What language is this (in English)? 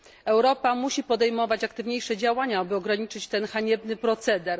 Polish